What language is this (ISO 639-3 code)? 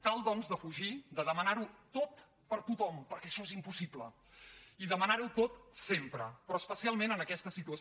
cat